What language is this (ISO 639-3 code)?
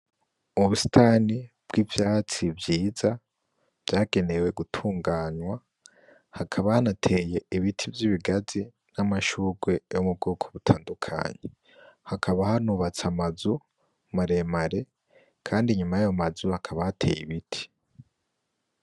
run